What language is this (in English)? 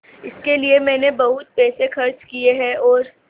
Hindi